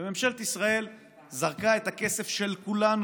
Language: Hebrew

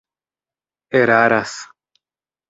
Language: Esperanto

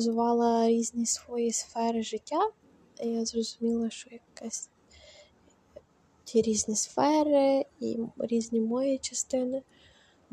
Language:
Ukrainian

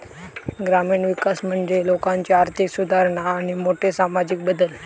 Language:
Marathi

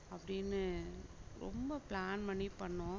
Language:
Tamil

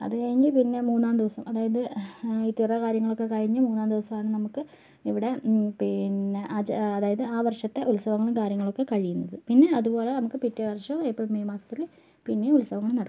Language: Malayalam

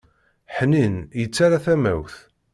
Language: Kabyle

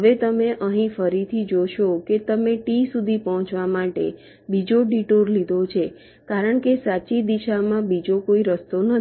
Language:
Gujarati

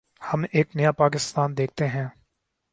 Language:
Urdu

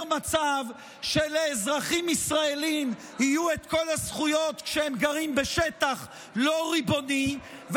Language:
Hebrew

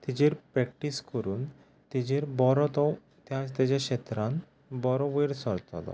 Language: Konkani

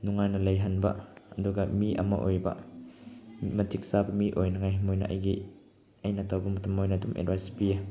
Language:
Manipuri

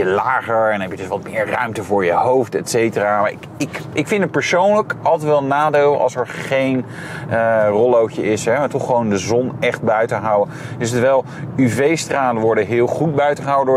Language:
Dutch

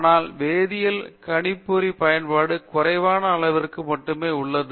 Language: Tamil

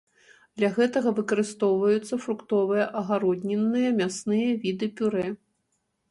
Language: Belarusian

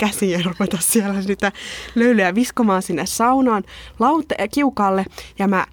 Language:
Finnish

